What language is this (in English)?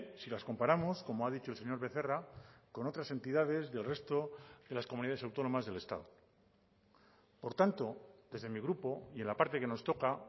Spanish